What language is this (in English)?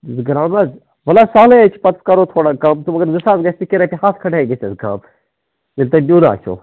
Kashmiri